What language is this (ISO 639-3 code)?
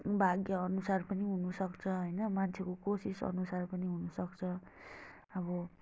nep